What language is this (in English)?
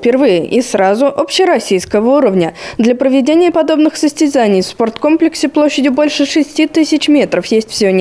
Russian